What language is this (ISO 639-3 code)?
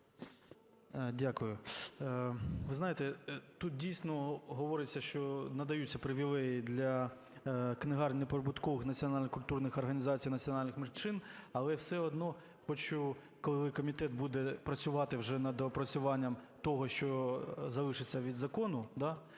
ukr